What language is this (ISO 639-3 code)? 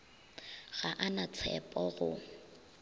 nso